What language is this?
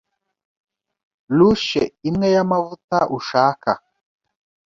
Kinyarwanda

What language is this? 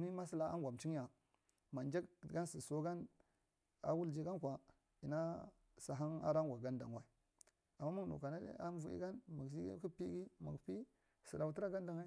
Marghi Central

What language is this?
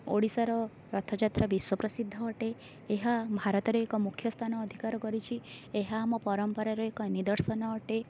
Odia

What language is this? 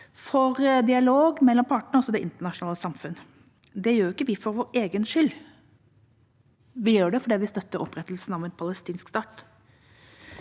Norwegian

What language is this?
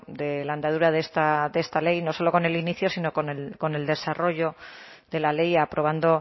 Spanish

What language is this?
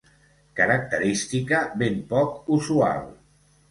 Catalan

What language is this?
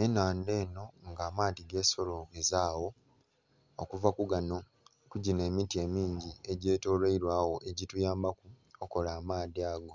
Soga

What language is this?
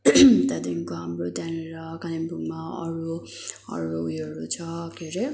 Nepali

